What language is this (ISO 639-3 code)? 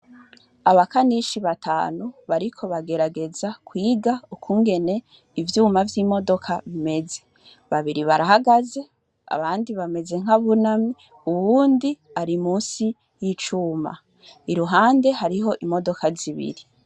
run